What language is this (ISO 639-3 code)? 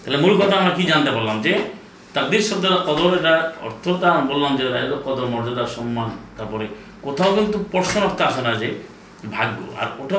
ben